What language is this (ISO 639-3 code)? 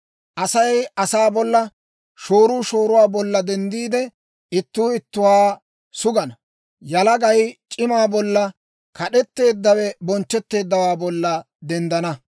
dwr